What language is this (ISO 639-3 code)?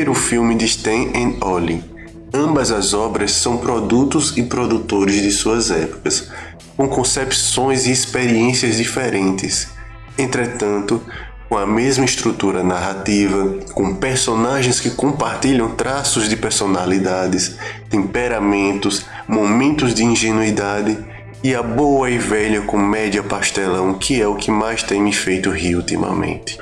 por